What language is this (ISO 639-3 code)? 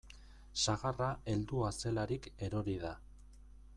eus